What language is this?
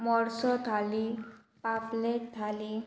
Konkani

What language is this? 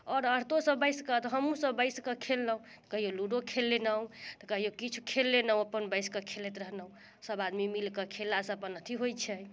Maithili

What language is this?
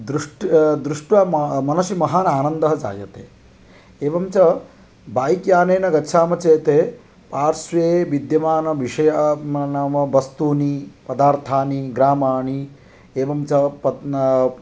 Sanskrit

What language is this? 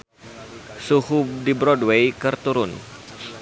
Sundanese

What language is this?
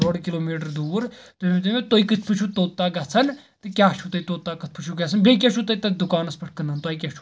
Kashmiri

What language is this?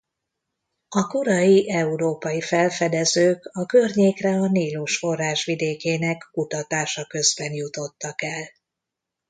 Hungarian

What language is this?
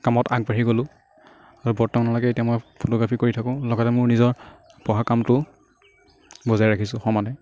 Assamese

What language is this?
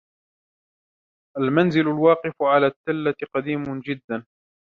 Arabic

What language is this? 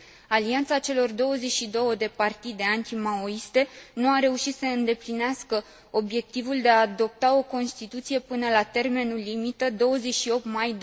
Romanian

